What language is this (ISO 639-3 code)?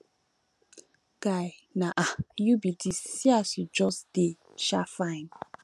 pcm